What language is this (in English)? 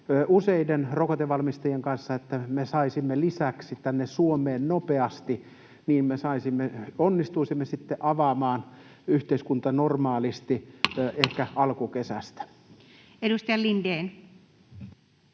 Finnish